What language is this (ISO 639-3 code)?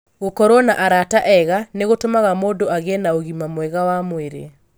kik